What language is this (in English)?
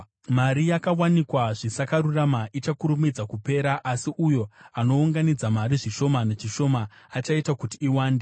Shona